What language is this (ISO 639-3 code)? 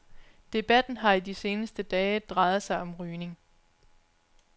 dan